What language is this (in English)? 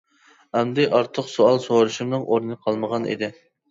Uyghur